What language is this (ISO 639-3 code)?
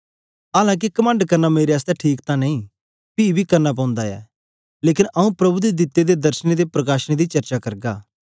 doi